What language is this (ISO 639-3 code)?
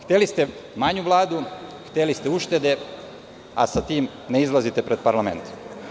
srp